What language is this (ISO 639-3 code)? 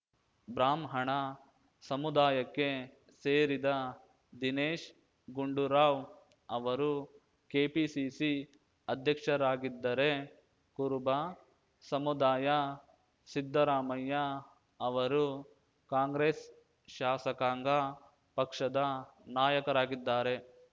kan